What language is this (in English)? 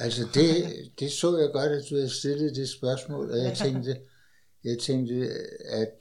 Danish